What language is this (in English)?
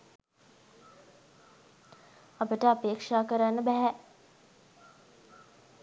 Sinhala